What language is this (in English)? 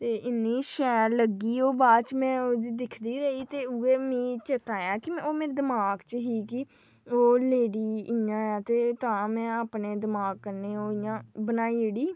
Dogri